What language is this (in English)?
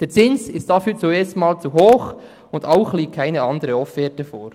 Swiss German